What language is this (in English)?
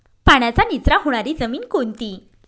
Marathi